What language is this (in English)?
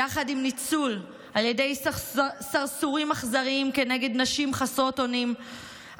Hebrew